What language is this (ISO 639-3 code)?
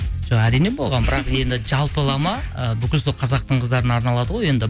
kaz